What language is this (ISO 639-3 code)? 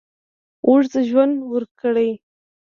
pus